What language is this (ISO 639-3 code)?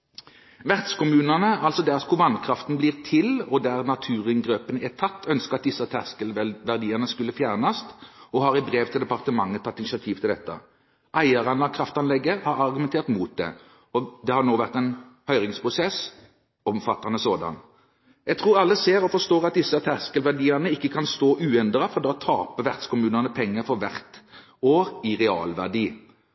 nob